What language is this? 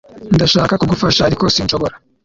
Kinyarwanda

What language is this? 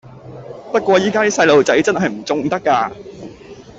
Cantonese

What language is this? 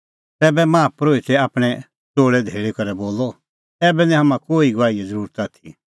Kullu Pahari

